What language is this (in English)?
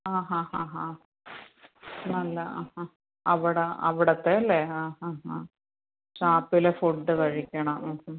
Malayalam